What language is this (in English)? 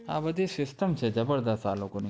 Gujarati